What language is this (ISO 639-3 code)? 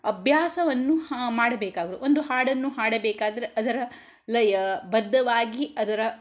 kan